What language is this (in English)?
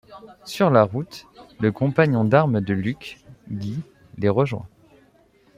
French